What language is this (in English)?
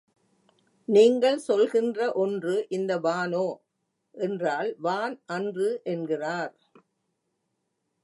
Tamil